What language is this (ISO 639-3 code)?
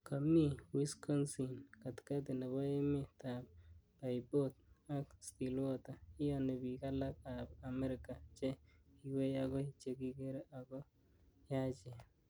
kln